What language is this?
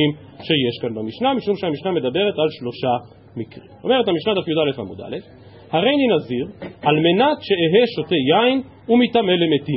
Hebrew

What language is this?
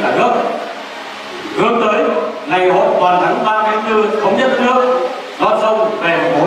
Vietnamese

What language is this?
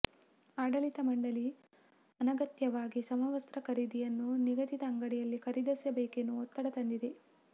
Kannada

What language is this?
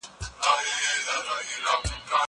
Pashto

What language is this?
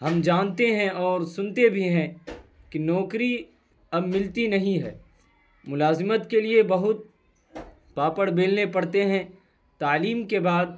Urdu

